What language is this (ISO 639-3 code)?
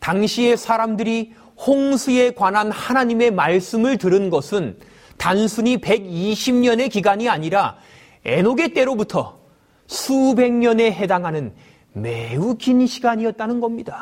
kor